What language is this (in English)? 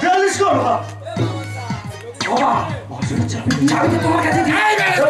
Korean